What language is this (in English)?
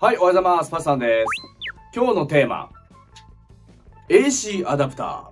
Japanese